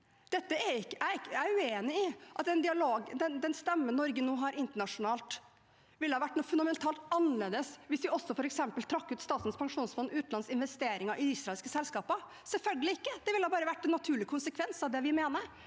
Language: Norwegian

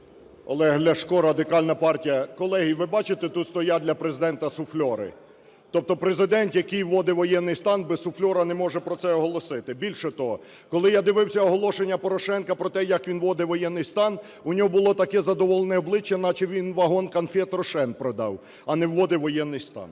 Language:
Ukrainian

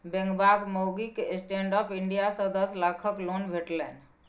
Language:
Maithili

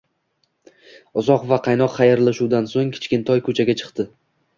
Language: Uzbek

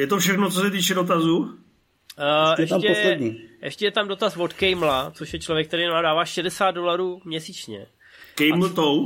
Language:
Czech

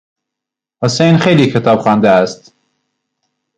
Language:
Persian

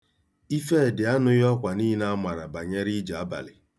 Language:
Igbo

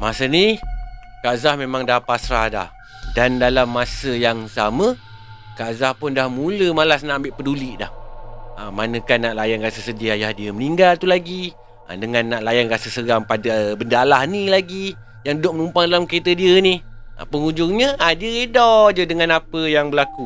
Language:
Malay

